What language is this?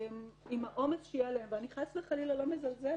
Hebrew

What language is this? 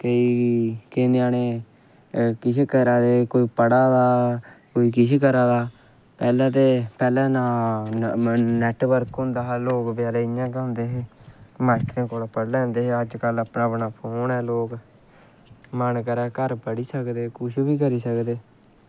Dogri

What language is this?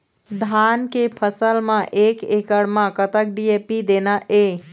Chhattisgarhi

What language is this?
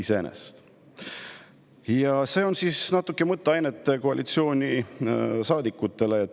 Estonian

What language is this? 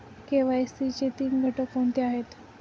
Marathi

